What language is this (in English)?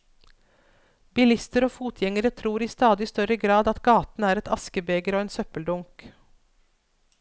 Norwegian